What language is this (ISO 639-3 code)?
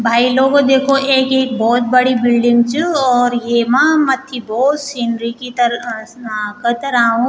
gbm